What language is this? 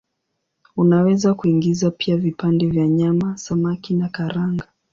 Swahili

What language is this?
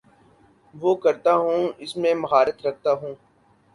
Urdu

